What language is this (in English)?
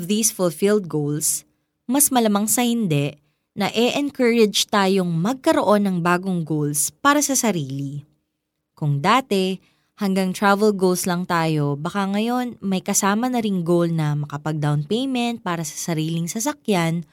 Filipino